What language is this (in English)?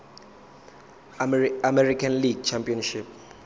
Zulu